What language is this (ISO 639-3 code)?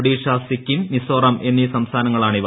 mal